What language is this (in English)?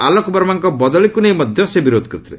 Odia